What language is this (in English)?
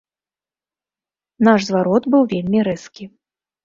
Belarusian